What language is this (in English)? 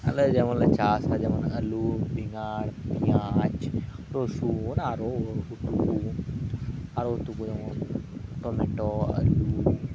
Santali